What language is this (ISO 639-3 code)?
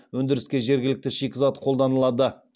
kaz